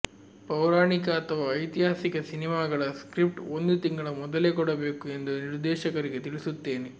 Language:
Kannada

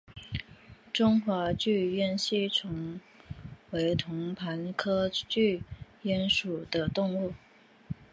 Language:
Chinese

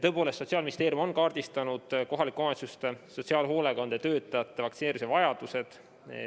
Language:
Estonian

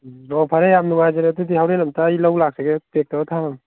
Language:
Manipuri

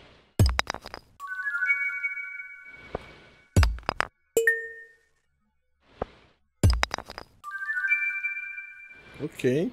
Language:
Portuguese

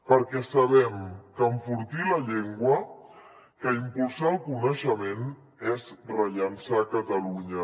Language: Catalan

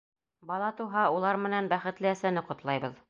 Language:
Bashkir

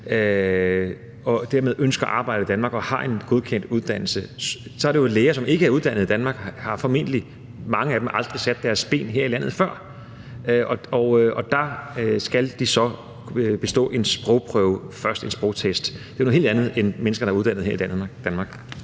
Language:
Danish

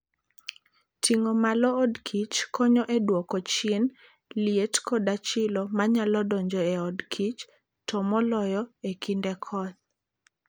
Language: Luo (Kenya and Tanzania)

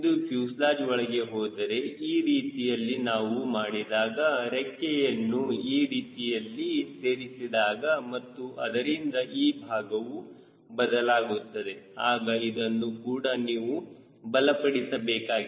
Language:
Kannada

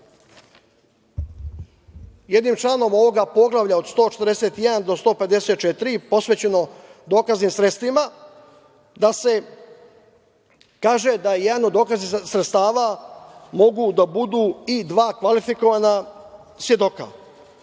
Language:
Serbian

